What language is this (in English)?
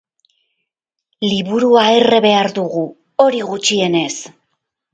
Basque